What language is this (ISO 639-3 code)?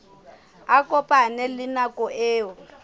sot